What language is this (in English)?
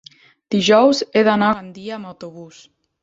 Catalan